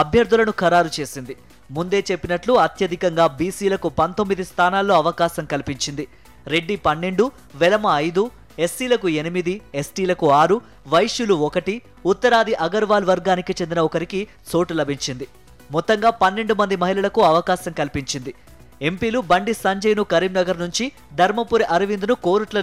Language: Telugu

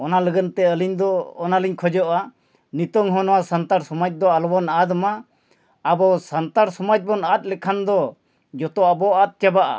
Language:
Santali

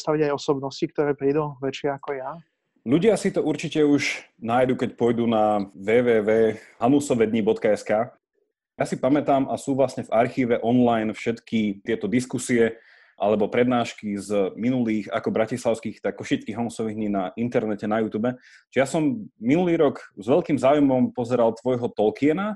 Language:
Slovak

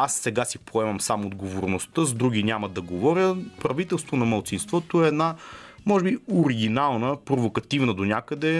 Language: Bulgarian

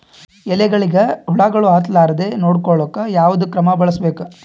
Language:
Kannada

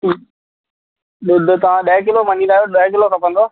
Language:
Sindhi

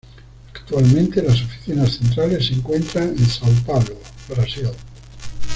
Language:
Spanish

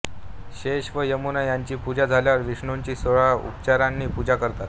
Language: Marathi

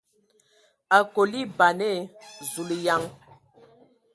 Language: Ewondo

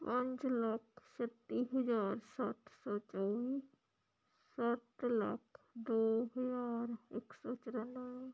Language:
Punjabi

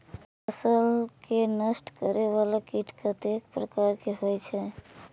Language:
Maithili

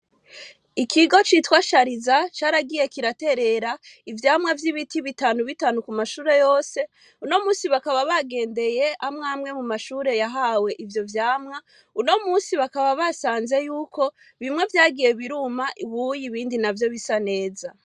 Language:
Rundi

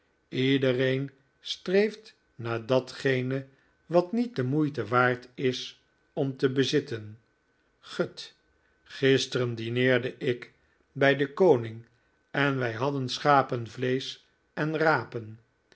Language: Dutch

